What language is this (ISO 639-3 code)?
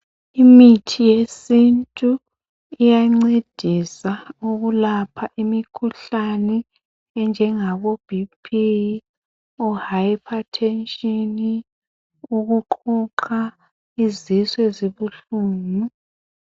nde